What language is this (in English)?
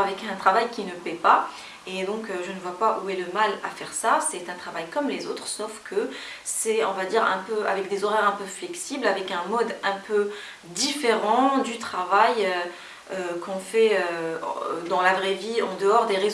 French